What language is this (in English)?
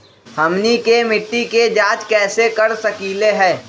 Magahi